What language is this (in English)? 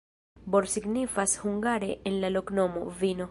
Esperanto